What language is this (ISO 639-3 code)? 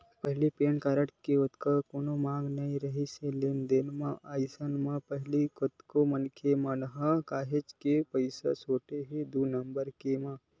hne